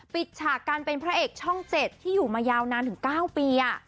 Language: Thai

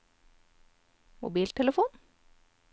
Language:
Norwegian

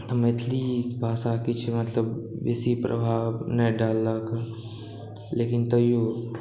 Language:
Maithili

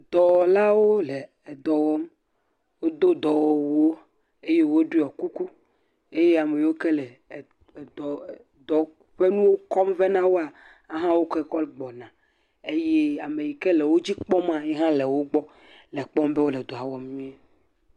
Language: Ewe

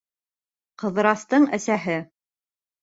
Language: Bashkir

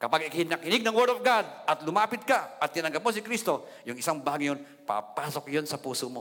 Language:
Filipino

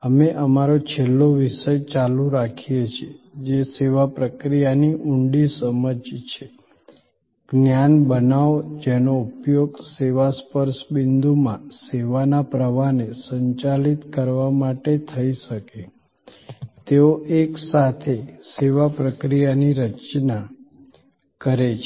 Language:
Gujarati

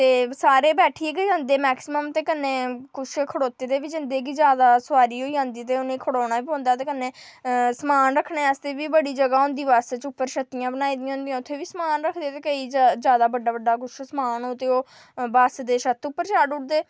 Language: Dogri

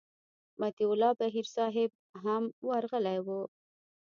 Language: Pashto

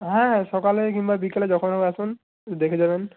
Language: Bangla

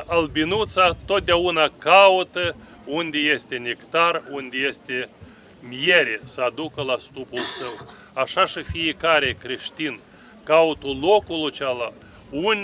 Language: Romanian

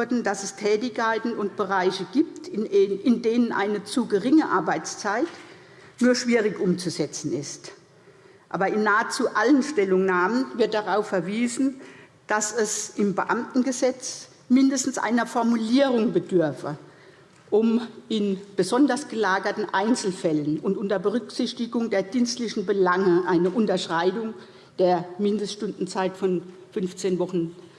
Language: German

